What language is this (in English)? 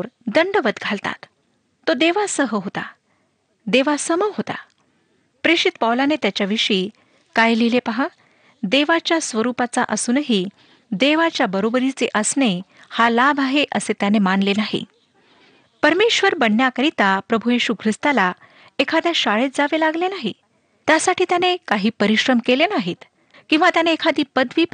Marathi